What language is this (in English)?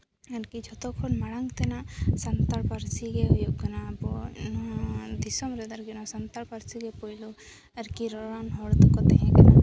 Santali